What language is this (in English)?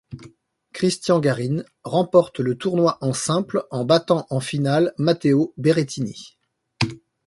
French